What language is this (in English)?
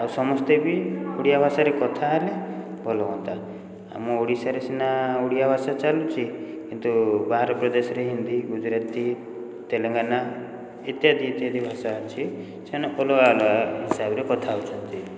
Odia